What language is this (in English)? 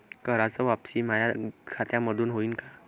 Marathi